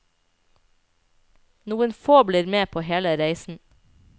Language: Norwegian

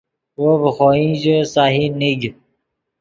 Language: Yidgha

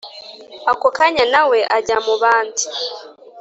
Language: Kinyarwanda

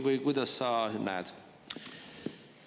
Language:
Estonian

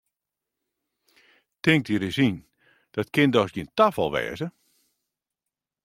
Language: Western Frisian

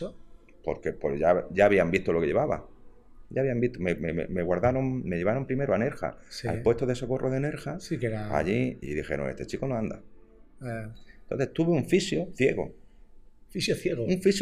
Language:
Spanish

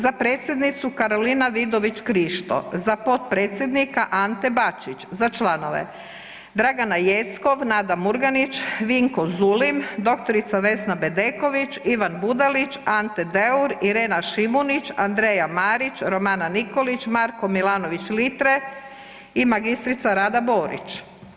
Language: Croatian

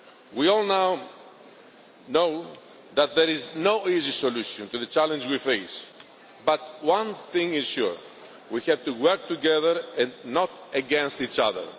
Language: English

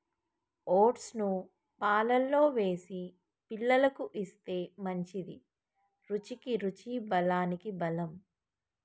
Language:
Telugu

